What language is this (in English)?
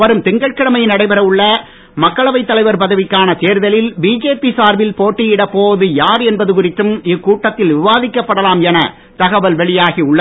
Tamil